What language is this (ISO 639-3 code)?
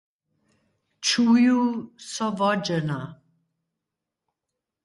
hsb